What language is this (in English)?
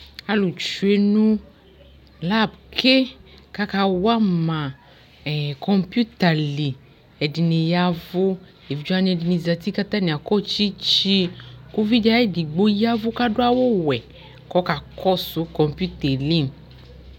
Ikposo